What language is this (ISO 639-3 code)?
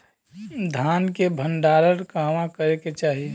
bho